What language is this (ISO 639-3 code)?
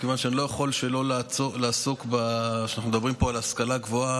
heb